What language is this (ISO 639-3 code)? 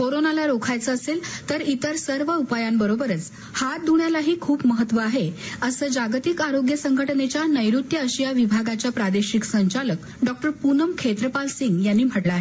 mar